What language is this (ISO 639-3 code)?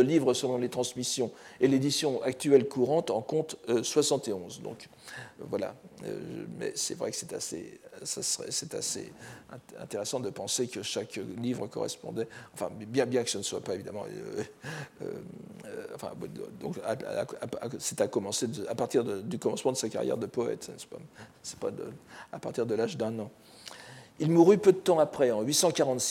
fra